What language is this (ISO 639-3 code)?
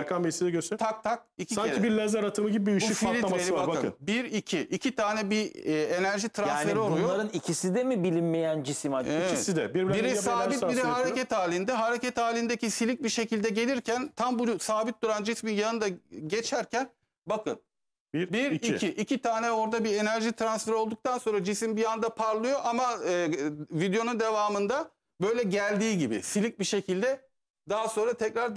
tur